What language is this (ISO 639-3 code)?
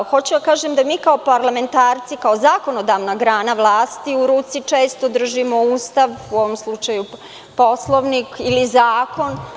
srp